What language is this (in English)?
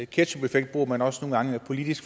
Danish